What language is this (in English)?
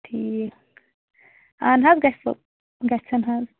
Kashmiri